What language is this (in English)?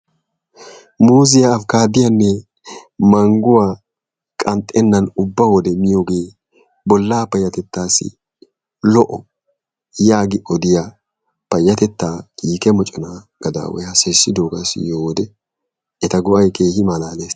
Wolaytta